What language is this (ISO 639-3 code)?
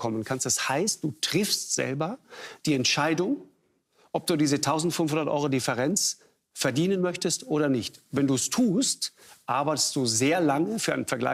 deu